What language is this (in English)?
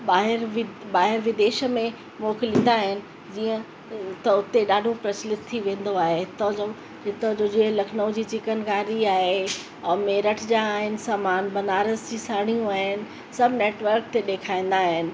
Sindhi